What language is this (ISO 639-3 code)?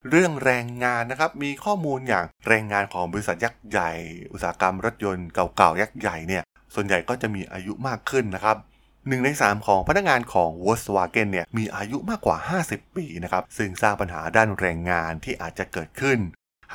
tha